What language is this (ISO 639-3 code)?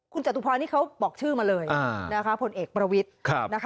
tha